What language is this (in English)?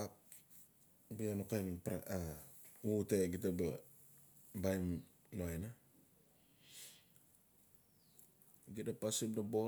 Notsi